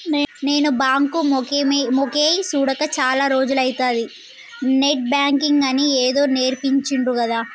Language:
Telugu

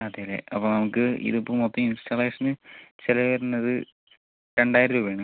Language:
Malayalam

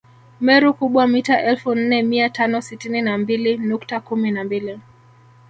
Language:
Swahili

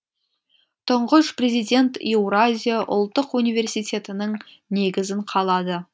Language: Kazakh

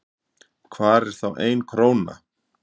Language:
Icelandic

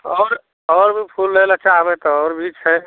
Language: Maithili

